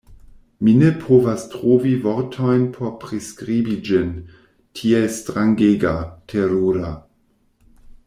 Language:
Esperanto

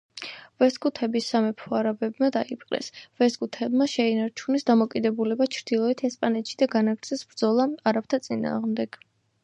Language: Georgian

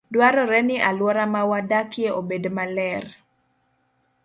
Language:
Luo (Kenya and Tanzania)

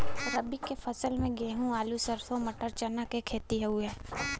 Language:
Bhojpuri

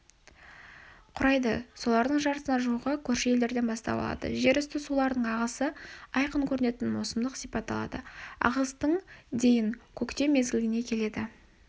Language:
Kazakh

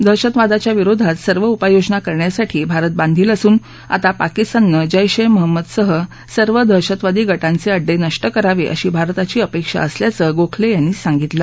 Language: Marathi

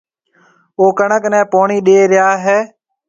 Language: Marwari (Pakistan)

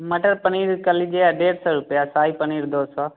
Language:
Hindi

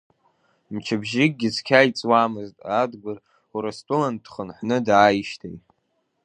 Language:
Abkhazian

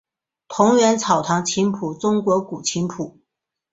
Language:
Chinese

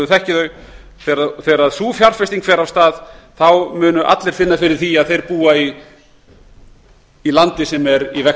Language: Icelandic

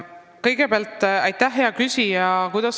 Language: Estonian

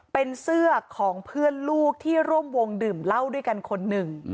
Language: Thai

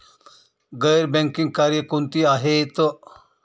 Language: Marathi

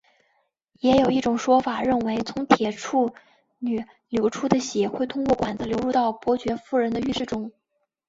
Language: Chinese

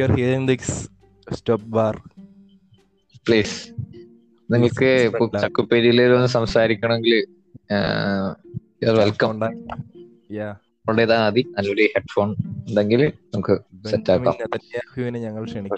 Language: Malayalam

